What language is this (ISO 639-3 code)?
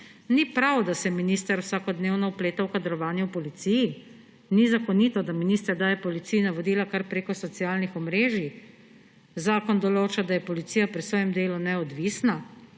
slv